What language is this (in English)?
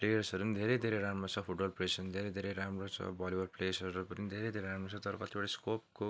Nepali